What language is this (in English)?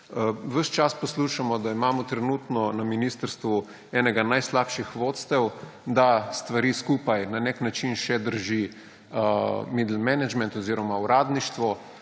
Slovenian